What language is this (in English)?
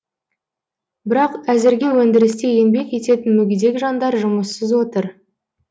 Kazakh